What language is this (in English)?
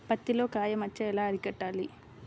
Telugu